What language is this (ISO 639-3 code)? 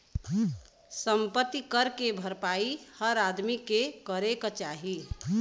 bho